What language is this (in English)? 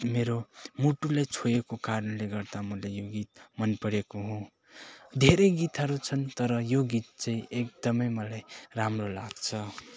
Nepali